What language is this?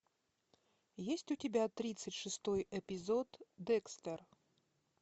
Russian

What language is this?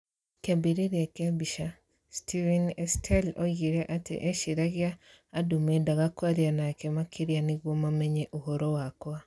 Kikuyu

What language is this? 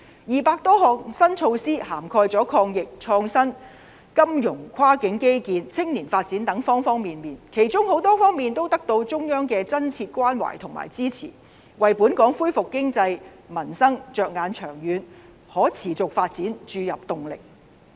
Cantonese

